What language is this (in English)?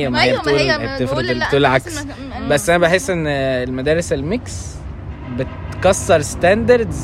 Arabic